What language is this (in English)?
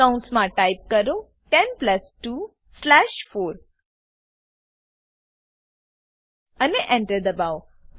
Gujarati